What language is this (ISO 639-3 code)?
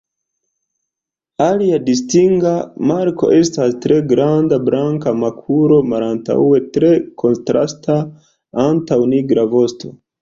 epo